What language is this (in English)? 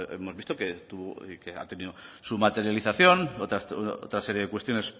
Spanish